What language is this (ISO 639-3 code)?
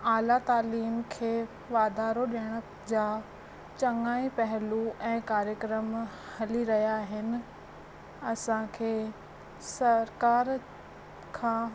snd